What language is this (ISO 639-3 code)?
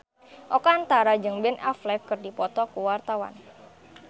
sun